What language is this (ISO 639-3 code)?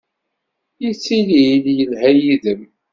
kab